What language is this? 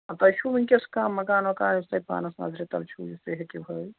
Kashmiri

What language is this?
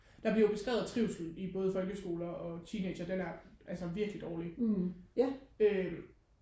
Danish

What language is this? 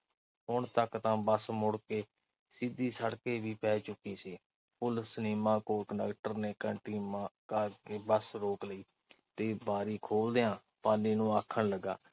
Punjabi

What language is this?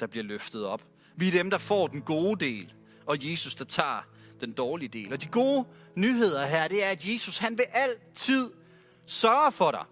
Danish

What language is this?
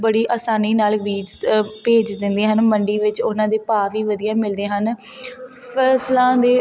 Punjabi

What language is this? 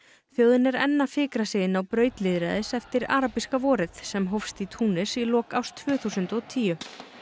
Icelandic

